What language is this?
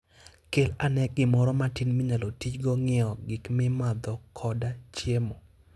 Luo (Kenya and Tanzania)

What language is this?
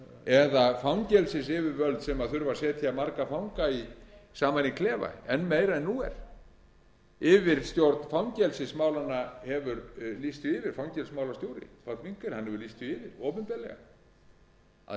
Icelandic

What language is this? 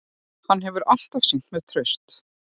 Icelandic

